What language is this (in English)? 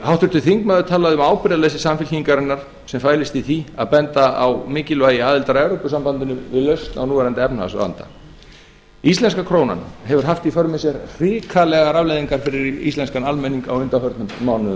Icelandic